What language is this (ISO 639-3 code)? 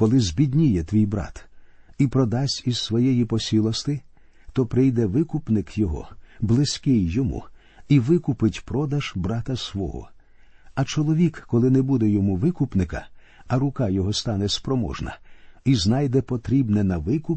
ukr